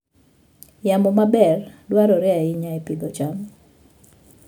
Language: Luo (Kenya and Tanzania)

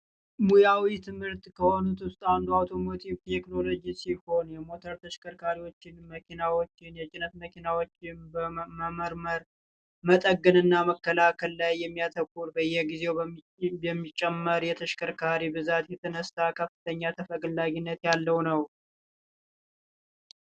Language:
Amharic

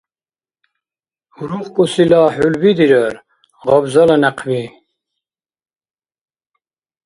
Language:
Dargwa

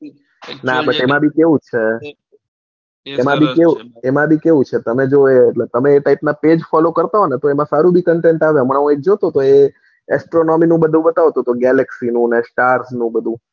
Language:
Gujarati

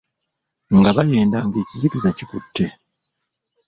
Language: Ganda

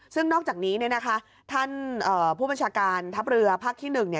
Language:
Thai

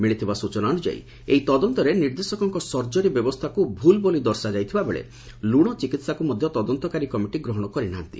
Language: Odia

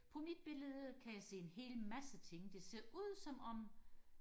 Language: Danish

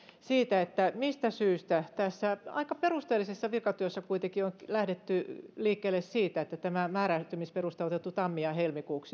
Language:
Finnish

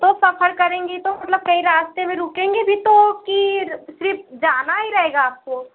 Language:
Hindi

